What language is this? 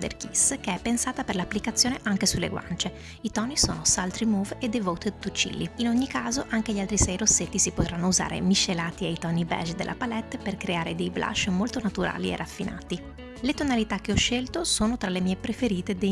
Italian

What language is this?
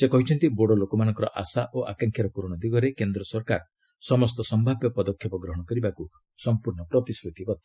Odia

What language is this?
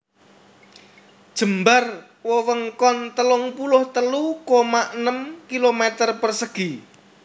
Javanese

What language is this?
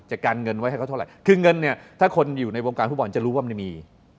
Thai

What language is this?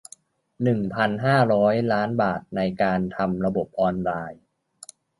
Thai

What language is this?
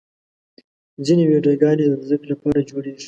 Pashto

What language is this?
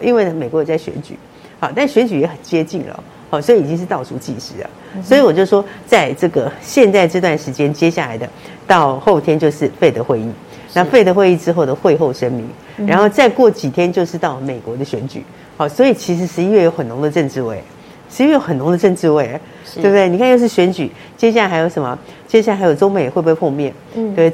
Chinese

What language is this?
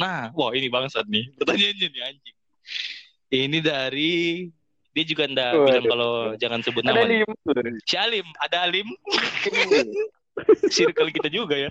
Indonesian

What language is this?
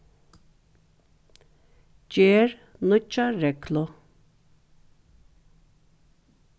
Faroese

